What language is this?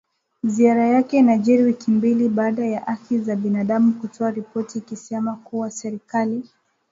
Swahili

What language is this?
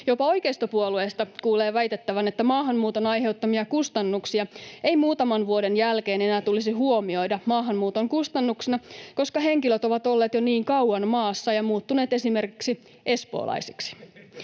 Finnish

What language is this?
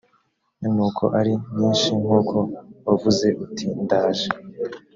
Kinyarwanda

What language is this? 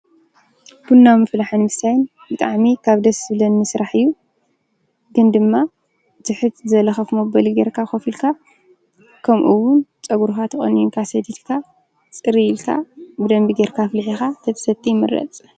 Tigrinya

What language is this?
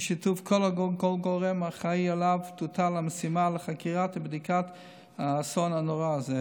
Hebrew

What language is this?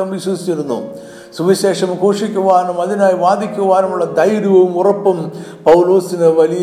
Malayalam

